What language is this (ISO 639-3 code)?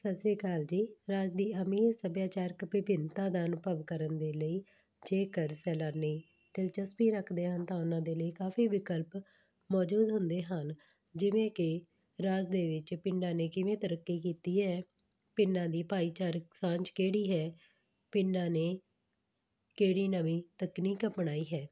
pan